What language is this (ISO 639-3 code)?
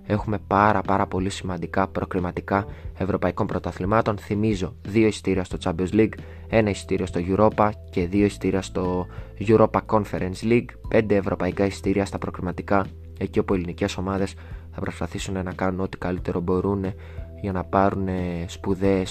ell